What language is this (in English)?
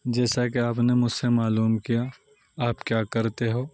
Urdu